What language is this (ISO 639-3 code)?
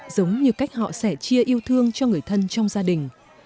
vie